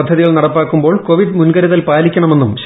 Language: Malayalam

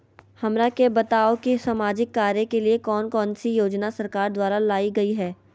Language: Magahi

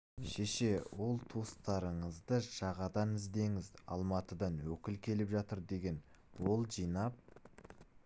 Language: Kazakh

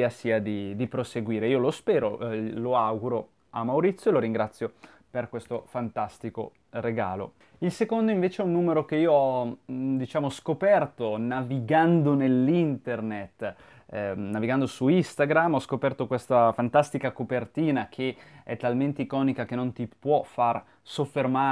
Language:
Italian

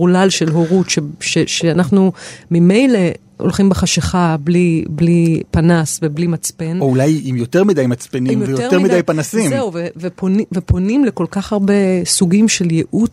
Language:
Hebrew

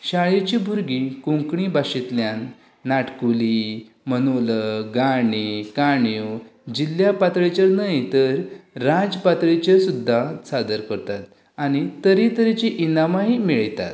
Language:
Konkani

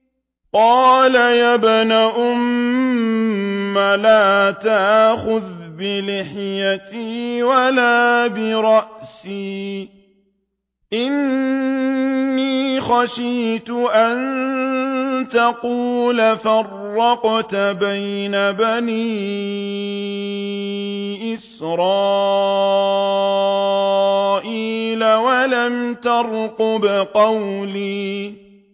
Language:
Arabic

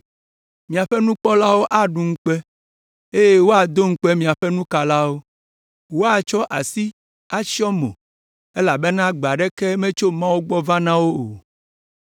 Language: Ewe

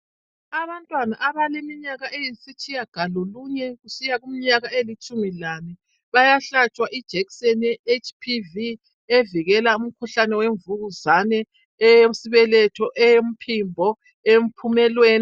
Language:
North Ndebele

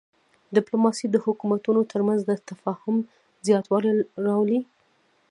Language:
Pashto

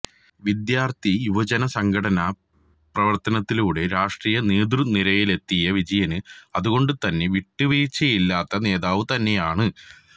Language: Malayalam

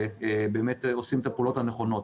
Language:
Hebrew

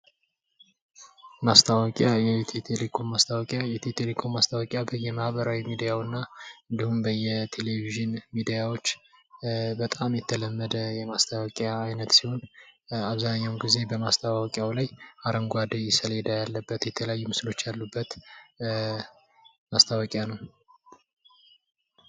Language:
Amharic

